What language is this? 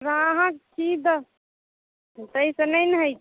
Maithili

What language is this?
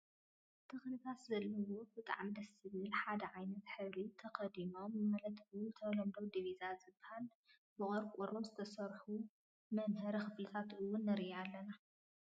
Tigrinya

